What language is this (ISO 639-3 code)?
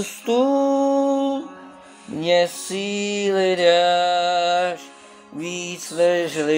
ind